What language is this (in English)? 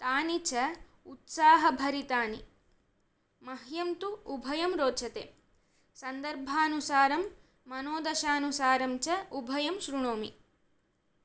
Sanskrit